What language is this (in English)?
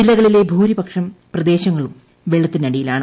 Malayalam